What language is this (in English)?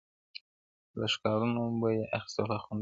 Pashto